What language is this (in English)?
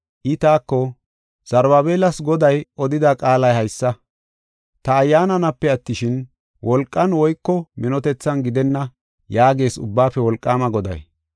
Gofa